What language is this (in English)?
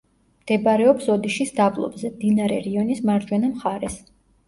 Georgian